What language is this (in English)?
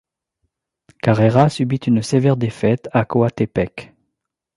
French